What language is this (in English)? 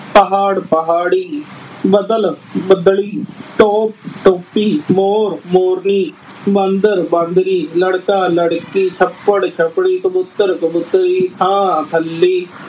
Punjabi